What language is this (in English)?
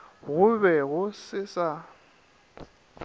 Northern Sotho